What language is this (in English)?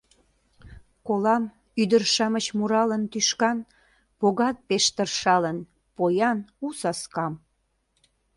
Mari